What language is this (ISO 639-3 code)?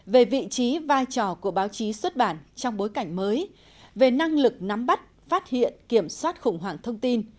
vie